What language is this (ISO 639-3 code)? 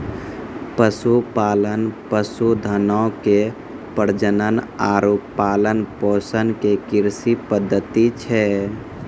mai